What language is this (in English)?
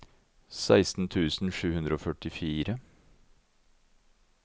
Norwegian